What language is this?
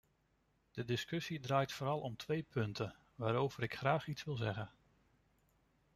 Dutch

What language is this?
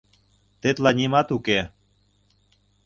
Mari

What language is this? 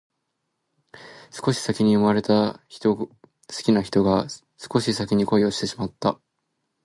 Japanese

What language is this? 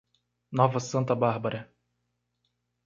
Portuguese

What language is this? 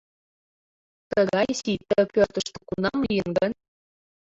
Mari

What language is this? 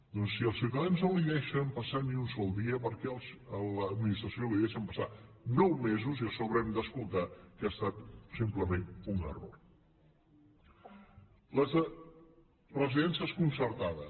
Catalan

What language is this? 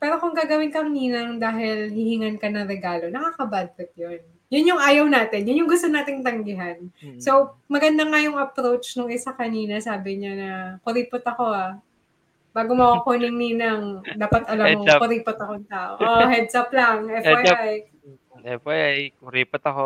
Filipino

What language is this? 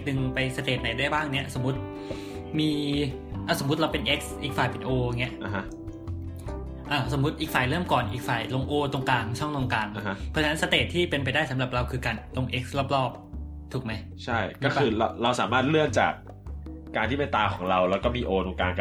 Thai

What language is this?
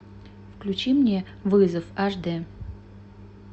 Russian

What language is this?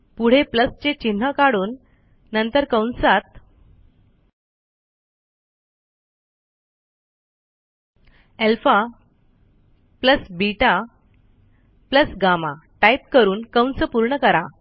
Marathi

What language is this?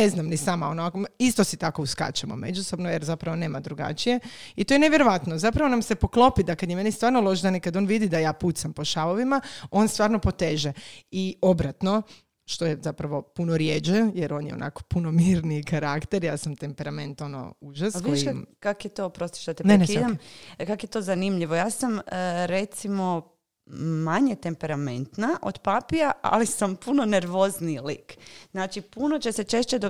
Croatian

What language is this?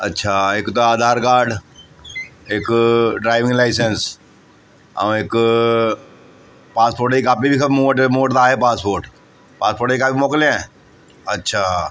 Sindhi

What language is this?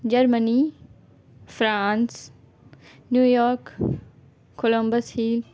Urdu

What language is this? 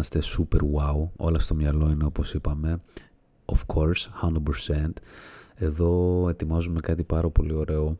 Greek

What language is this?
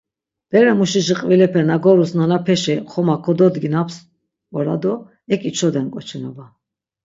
Laz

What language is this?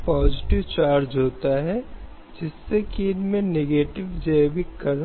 Hindi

